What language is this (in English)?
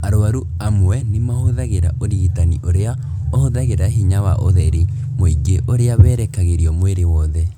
Kikuyu